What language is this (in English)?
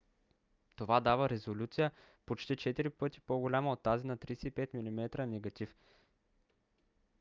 Bulgarian